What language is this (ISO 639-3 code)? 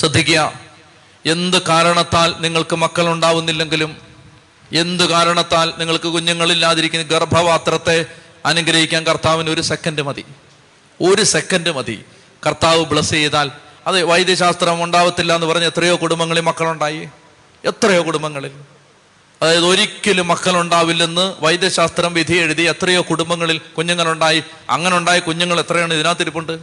mal